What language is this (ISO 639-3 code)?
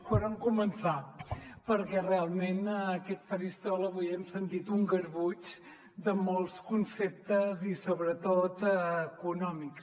cat